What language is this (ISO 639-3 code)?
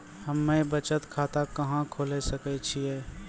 mai